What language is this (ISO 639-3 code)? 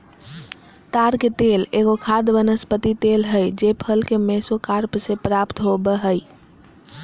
mag